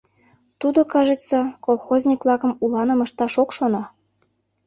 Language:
Mari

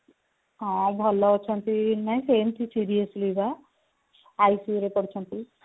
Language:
Odia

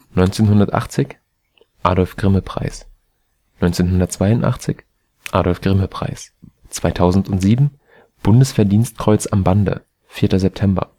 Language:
German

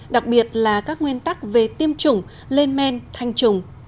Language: Vietnamese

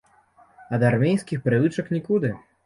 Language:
Belarusian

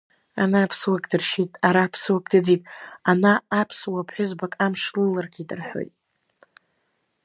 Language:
Abkhazian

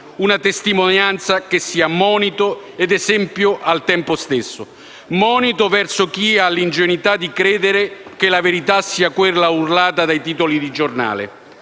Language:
Italian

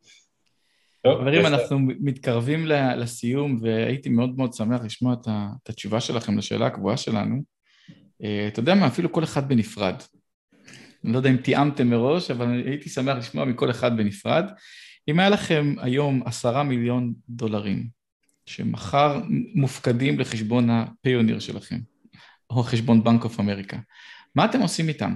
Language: Hebrew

